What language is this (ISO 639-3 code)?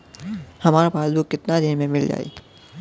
bho